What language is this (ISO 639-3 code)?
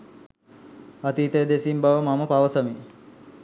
sin